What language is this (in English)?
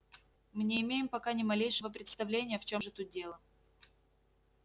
Russian